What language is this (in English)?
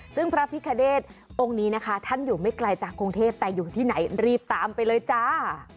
Thai